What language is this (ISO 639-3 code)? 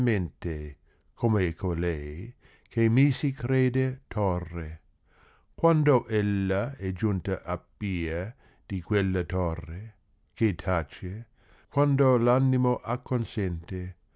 ita